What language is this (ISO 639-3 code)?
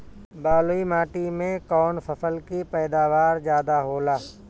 bho